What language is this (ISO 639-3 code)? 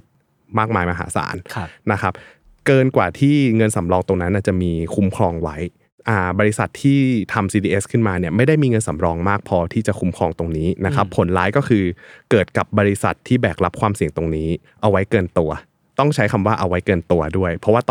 tha